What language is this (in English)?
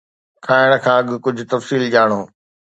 Sindhi